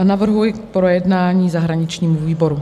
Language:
Czech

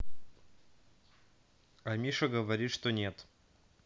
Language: Russian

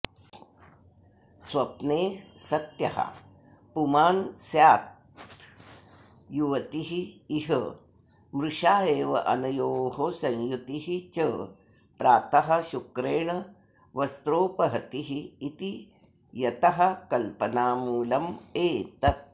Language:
Sanskrit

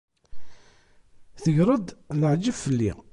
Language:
Kabyle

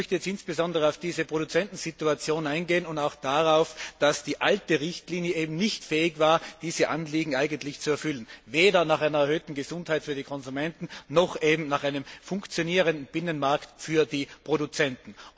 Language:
German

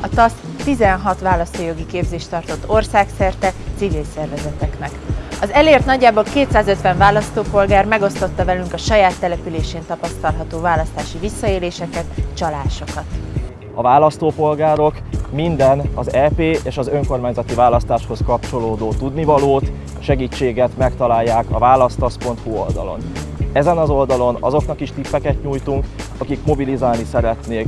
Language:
Hungarian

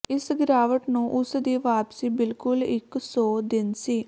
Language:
Punjabi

